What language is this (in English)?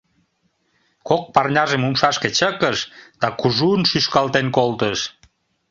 Mari